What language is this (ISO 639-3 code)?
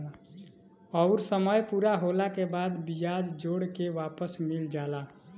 bho